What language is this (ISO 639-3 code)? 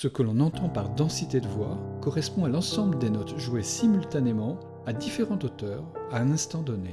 fra